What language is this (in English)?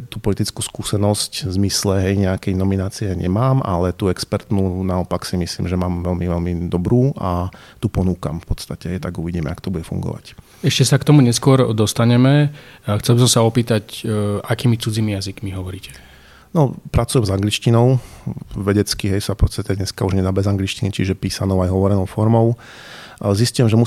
Slovak